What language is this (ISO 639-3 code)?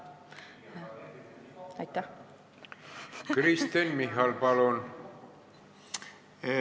est